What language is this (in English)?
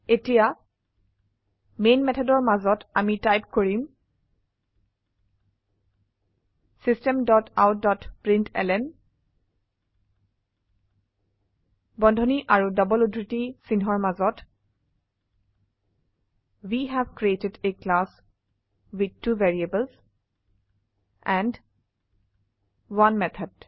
Assamese